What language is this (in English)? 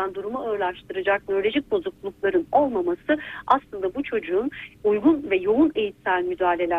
Turkish